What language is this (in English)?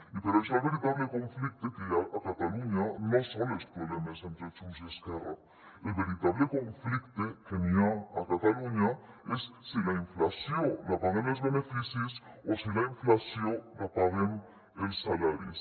Catalan